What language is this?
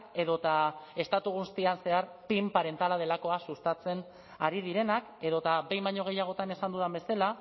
Basque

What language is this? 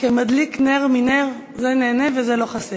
Hebrew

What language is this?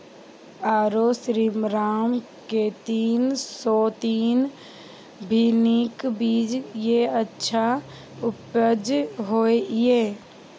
Maithili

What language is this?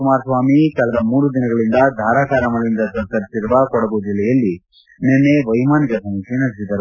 Kannada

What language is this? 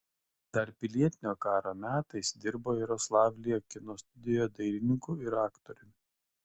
Lithuanian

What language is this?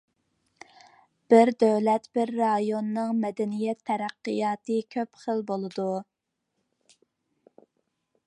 Uyghur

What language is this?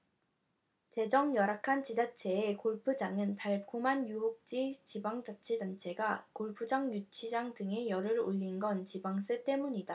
Korean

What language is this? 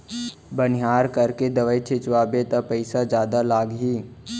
Chhattisgarhi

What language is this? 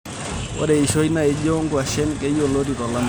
Masai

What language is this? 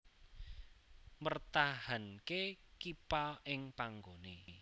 Javanese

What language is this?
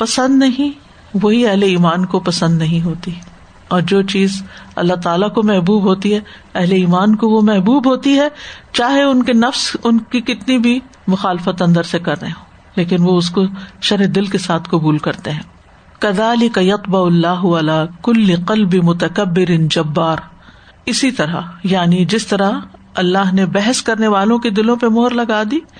Urdu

